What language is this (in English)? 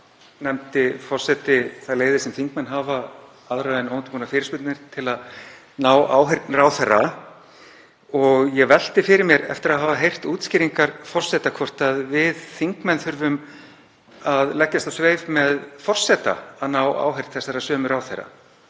Icelandic